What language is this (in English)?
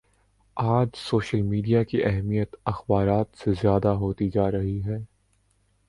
Urdu